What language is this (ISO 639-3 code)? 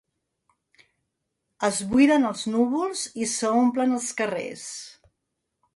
cat